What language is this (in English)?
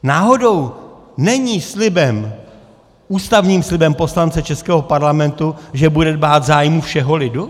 Czech